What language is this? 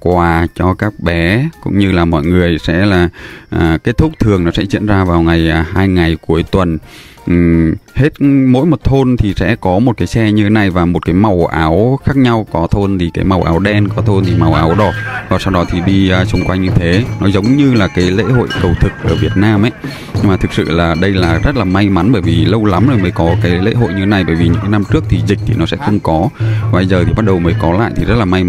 Vietnamese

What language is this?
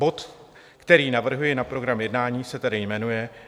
Czech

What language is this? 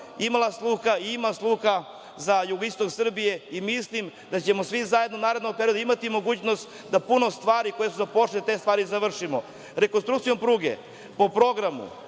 Serbian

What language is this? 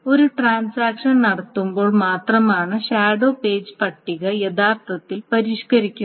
Malayalam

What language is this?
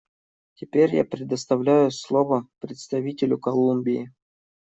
Russian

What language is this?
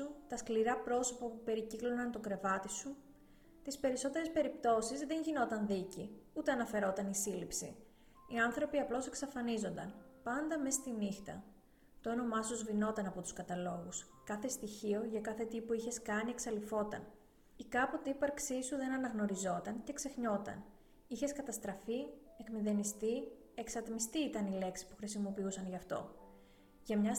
Greek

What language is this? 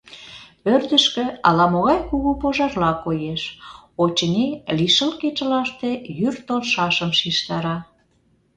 Mari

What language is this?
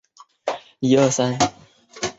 Chinese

